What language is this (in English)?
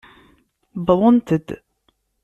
Kabyle